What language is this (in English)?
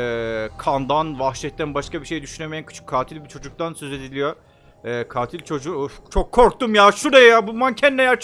Turkish